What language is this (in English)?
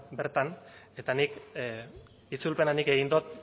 Basque